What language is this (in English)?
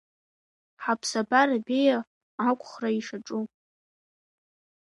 Abkhazian